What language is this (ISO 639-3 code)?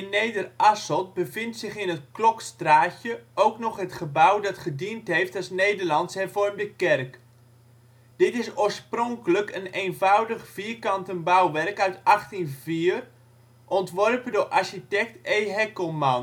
nld